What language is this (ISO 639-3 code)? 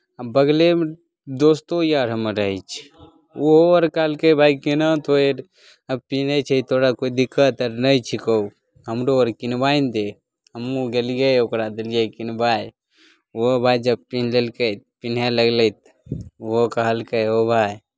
mai